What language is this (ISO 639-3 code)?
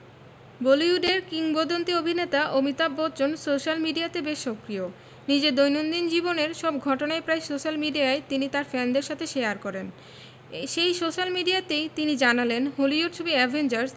ben